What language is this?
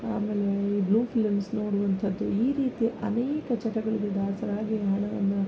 Kannada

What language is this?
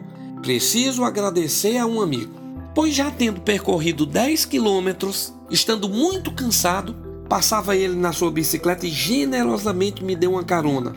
Portuguese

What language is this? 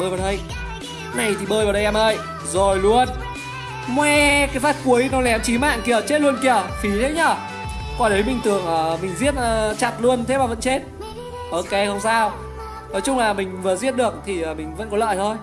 Vietnamese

